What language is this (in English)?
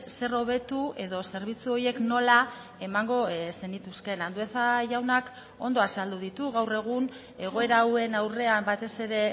Basque